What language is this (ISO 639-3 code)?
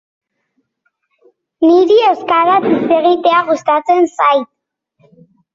eus